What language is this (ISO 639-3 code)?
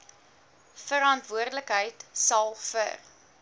afr